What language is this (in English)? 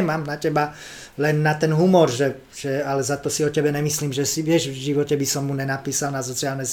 Slovak